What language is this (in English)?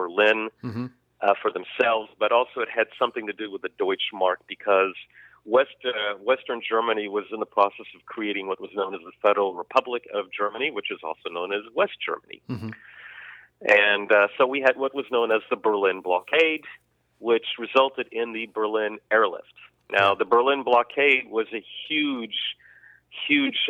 English